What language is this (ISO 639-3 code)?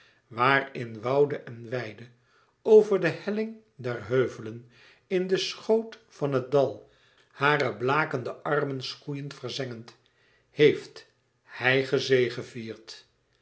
nld